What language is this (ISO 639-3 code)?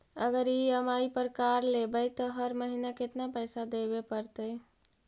mag